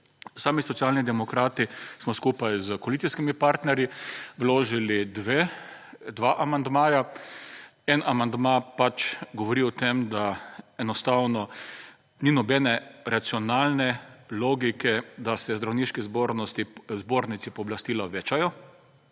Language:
Slovenian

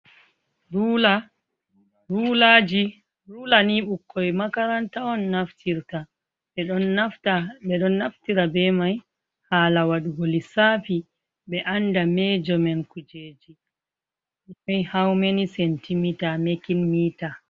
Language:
Fula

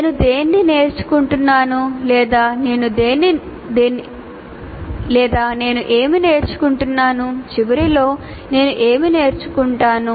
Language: Telugu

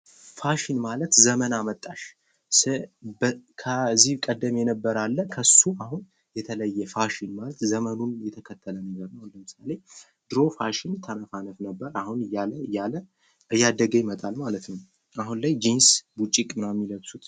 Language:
Amharic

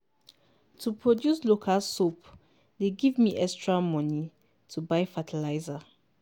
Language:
Nigerian Pidgin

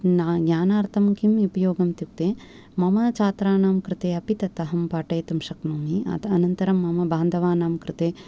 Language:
Sanskrit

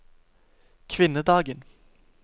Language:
Norwegian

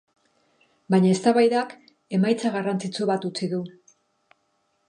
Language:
Basque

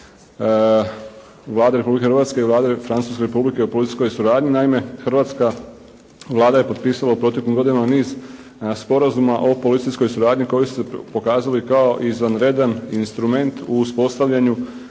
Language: Croatian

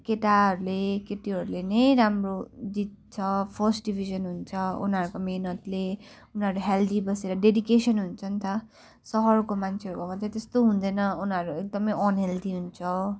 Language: Nepali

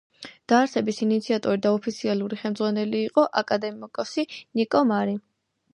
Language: Georgian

